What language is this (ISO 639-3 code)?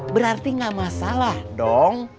ind